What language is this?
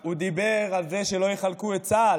Hebrew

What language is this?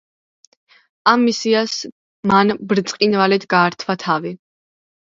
Georgian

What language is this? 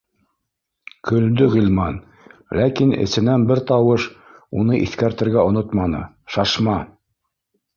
Bashkir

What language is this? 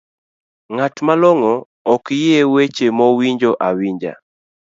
Luo (Kenya and Tanzania)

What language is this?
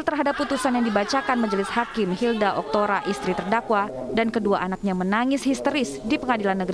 Indonesian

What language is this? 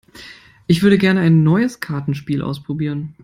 German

